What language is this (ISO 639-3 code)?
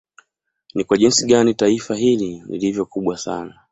swa